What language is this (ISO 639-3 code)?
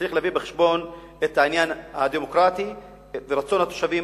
heb